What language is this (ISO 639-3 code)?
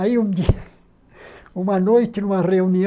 por